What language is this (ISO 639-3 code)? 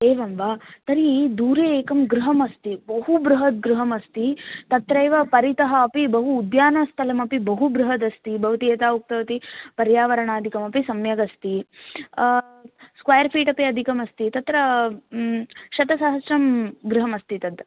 san